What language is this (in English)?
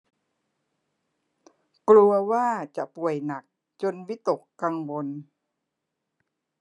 Thai